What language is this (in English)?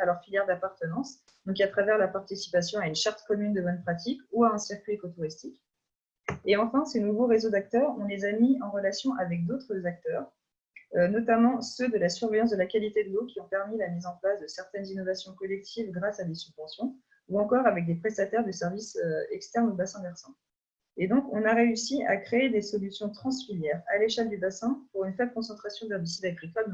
French